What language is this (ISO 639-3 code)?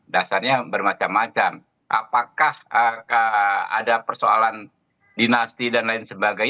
ind